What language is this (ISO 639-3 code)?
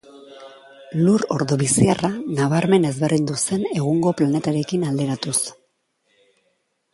eus